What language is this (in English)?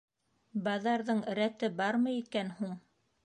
Bashkir